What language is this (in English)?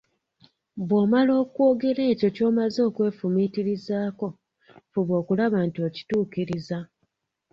Ganda